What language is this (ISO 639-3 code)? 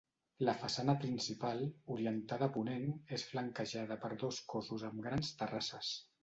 cat